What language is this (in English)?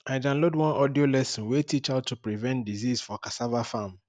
Nigerian Pidgin